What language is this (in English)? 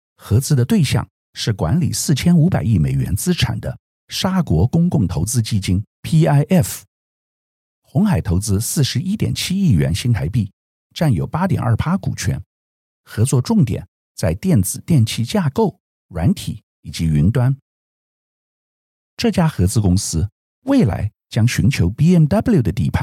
Chinese